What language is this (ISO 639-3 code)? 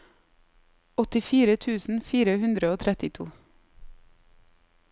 nor